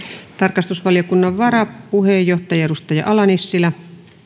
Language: Finnish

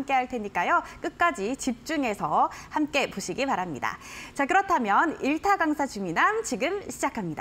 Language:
Korean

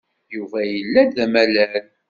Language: Kabyle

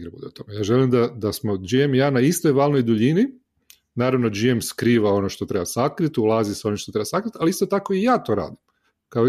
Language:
Croatian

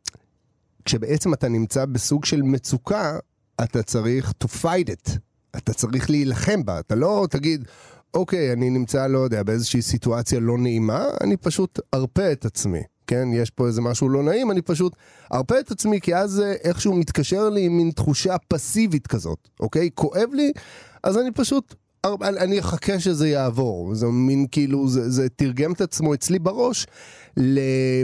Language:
Hebrew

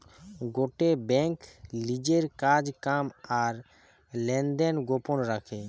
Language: Bangla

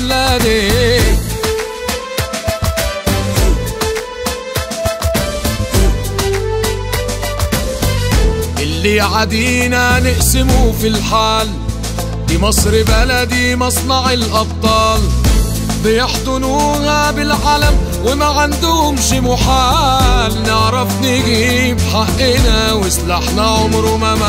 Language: Arabic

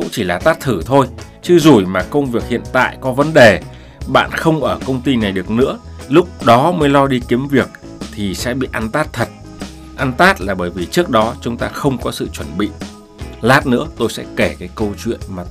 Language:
Vietnamese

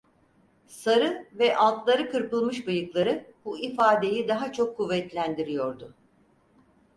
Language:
Turkish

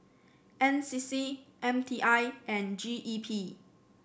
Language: English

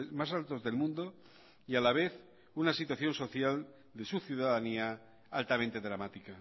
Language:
Spanish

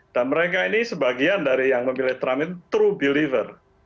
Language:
Indonesian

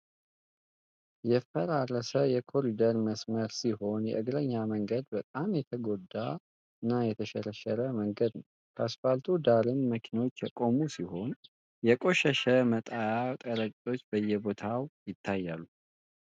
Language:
Amharic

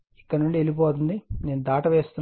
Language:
Telugu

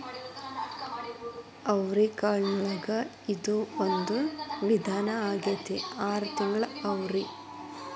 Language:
Kannada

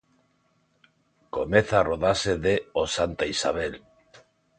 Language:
Galician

